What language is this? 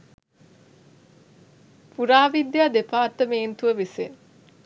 Sinhala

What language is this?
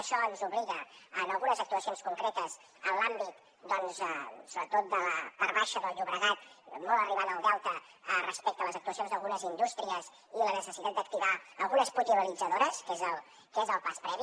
Catalan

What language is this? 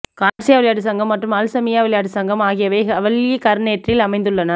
Tamil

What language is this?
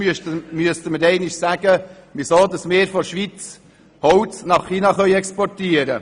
Swiss German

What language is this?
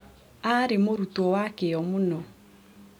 Kikuyu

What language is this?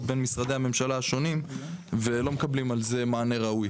Hebrew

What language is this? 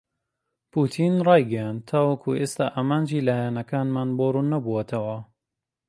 Central Kurdish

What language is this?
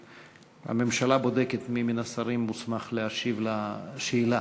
Hebrew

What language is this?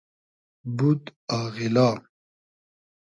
Hazaragi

